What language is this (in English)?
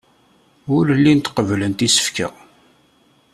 Kabyle